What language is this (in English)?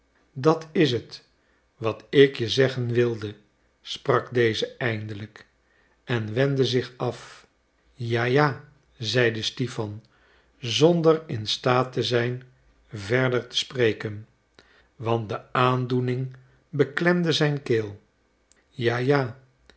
Dutch